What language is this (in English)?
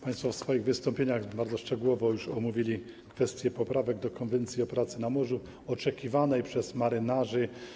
Polish